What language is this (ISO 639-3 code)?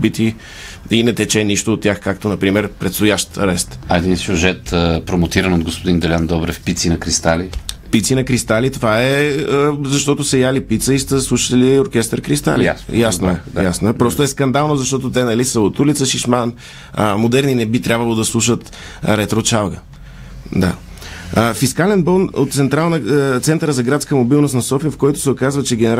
bul